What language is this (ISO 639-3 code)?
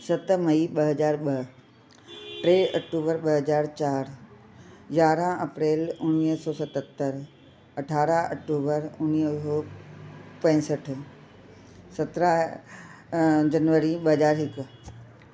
snd